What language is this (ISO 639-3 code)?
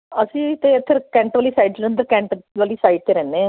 pan